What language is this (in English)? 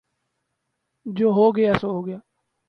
Urdu